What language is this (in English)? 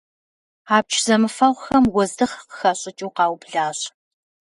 Kabardian